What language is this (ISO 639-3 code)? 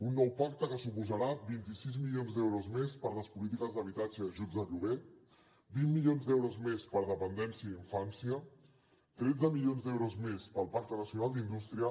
cat